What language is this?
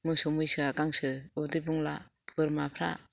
Bodo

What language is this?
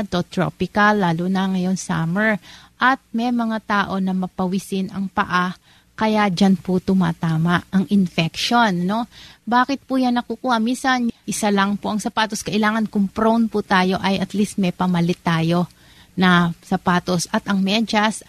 Filipino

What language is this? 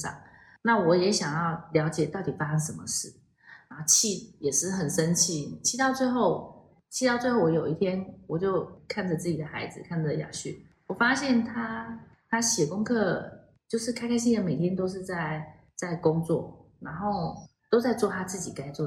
Chinese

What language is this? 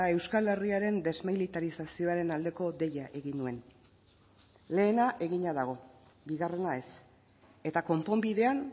Basque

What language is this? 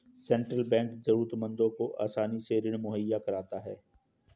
Hindi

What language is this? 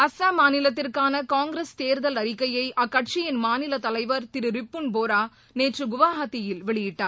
Tamil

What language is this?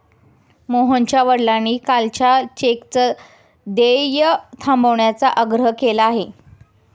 Marathi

